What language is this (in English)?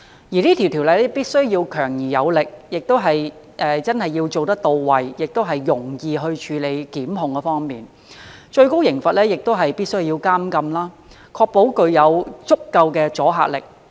Cantonese